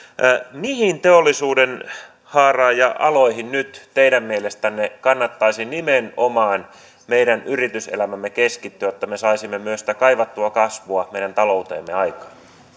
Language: Finnish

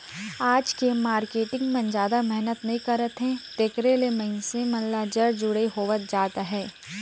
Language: Chhattisgarhi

